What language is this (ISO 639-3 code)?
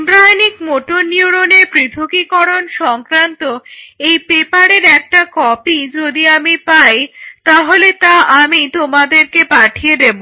ben